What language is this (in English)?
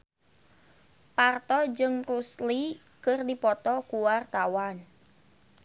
Sundanese